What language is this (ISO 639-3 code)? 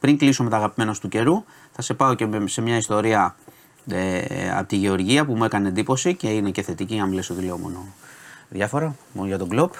ell